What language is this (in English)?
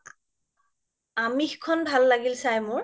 Assamese